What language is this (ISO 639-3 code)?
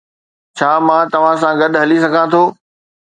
snd